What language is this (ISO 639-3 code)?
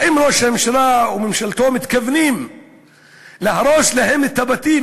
heb